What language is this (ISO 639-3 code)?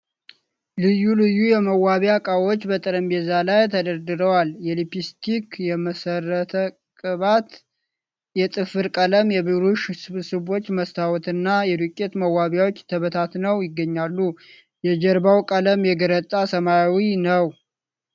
amh